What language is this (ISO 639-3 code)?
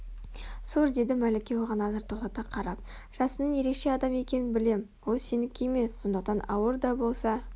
kaz